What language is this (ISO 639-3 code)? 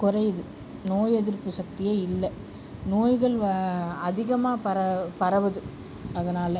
tam